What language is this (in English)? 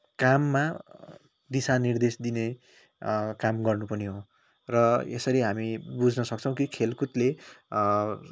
Nepali